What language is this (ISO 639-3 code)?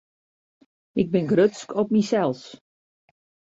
fry